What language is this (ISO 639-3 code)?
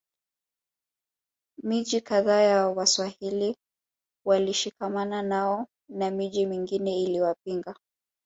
swa